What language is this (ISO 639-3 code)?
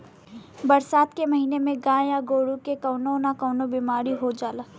bho